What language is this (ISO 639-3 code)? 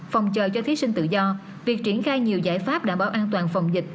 vie